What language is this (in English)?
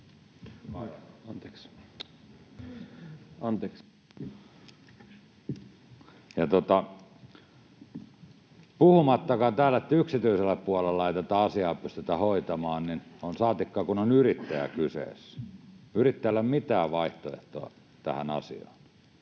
Finnish